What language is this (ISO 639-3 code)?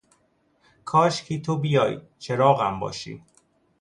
fas